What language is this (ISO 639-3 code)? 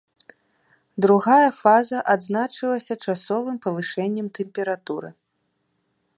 bel